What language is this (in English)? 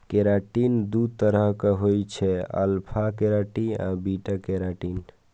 Maithili